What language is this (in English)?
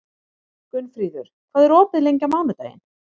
Icelandic